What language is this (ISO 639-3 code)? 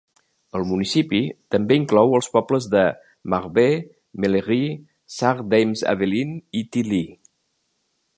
cat